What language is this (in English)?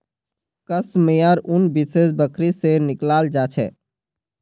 Magahi